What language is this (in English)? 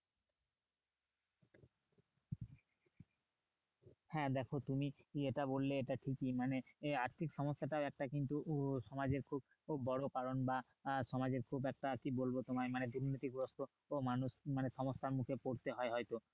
Bangla